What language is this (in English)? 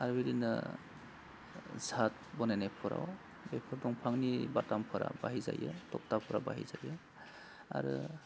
Bodo